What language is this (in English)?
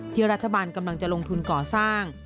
Thai